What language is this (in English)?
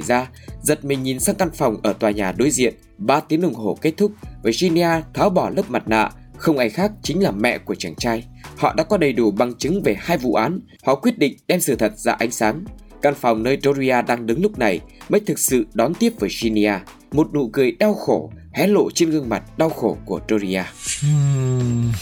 Vietnamese